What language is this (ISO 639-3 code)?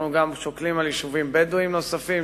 heb